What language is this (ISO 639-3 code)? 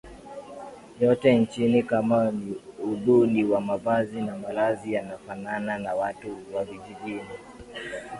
swa